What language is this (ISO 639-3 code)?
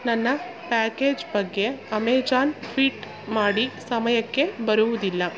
kan